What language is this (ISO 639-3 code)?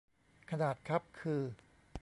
tha